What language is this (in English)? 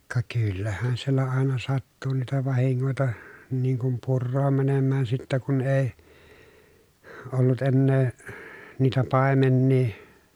Finnish